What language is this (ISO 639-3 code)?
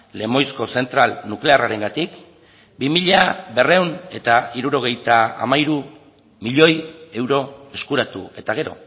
eus